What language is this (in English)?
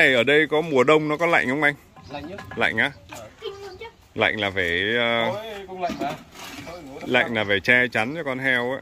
Vietnamese